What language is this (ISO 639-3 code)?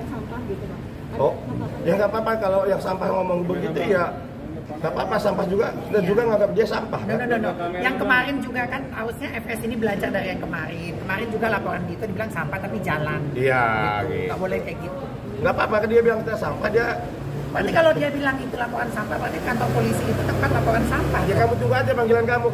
ind